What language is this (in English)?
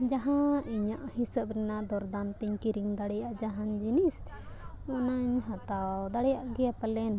Santali